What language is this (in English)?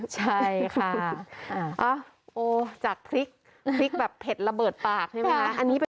Thai